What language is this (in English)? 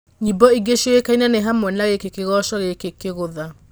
Kikuyu